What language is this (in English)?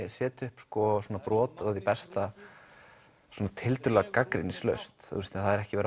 Icelandic